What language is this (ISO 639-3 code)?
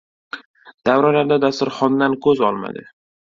uzb